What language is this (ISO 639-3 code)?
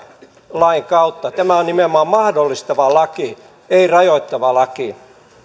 fin